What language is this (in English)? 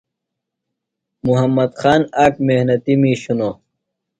Phalura